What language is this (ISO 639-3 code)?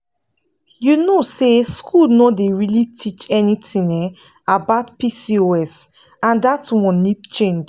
pcm